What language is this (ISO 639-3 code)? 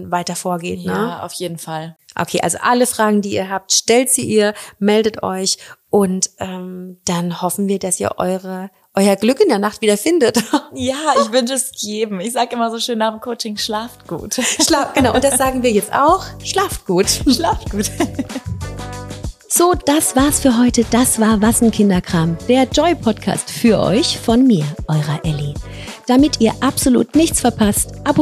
deu